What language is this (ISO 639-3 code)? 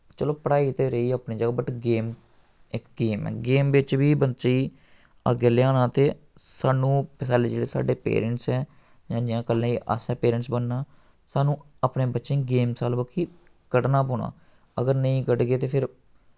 doi